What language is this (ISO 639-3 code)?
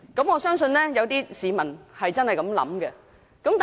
yue